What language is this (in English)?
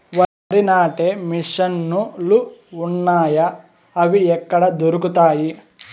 Telugu